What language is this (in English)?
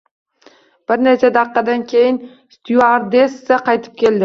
Uzbek